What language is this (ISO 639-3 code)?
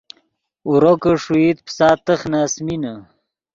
ydg